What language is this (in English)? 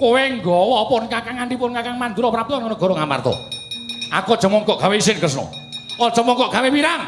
Javanese